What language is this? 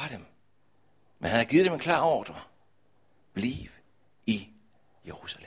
Danish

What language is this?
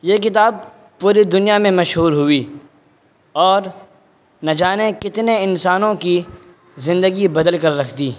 Urdu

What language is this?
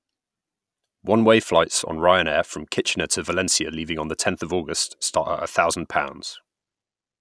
English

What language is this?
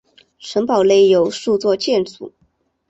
Chinese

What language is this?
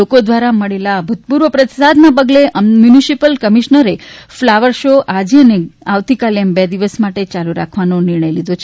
Gujarati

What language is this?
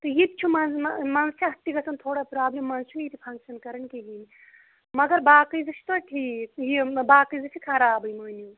Kashmiri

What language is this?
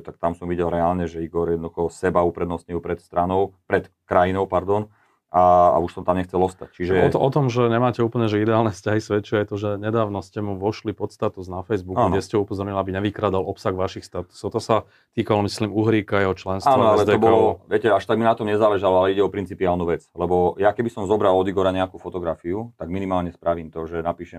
Slovak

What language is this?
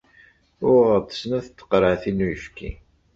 Kabyle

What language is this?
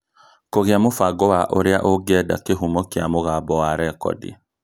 Kikuyu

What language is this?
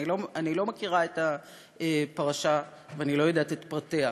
Hebrew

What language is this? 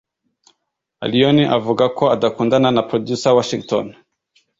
Kinyarwanda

